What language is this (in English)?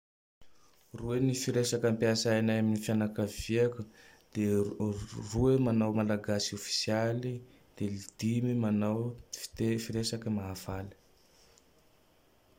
Tandroy-Mahafaly Malagasy